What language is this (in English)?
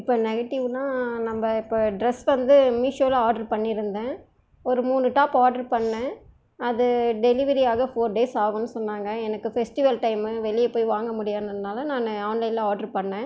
Tamil